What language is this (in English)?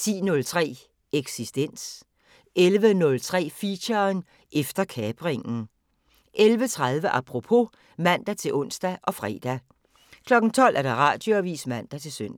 Danish